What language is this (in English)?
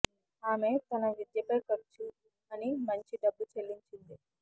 Telugu